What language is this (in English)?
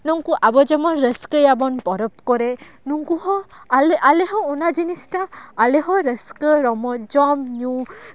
Santali